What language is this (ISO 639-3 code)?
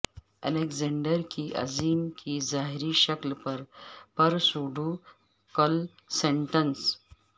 urd